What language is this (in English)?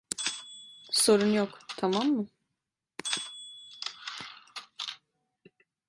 Turkish